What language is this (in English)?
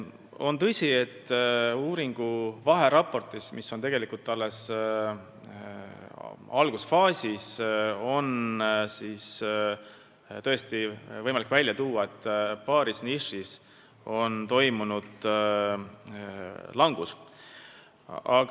Estonian